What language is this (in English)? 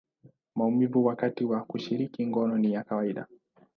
Swahili